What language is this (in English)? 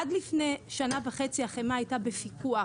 Hebrew